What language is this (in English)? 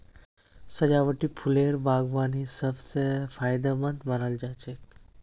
Magahi